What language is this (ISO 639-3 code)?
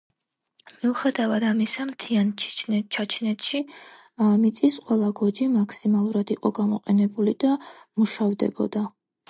kat